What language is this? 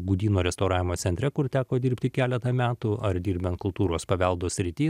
Lithuanian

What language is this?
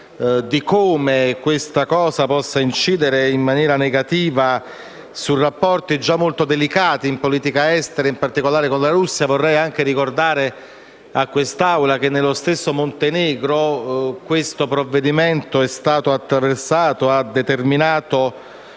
Italian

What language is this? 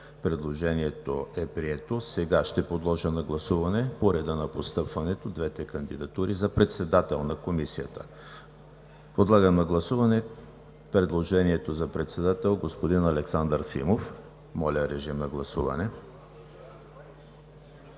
Bulgarian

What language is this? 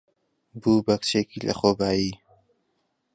Central Kurdish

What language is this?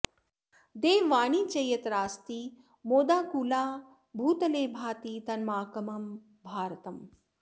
Sanskrit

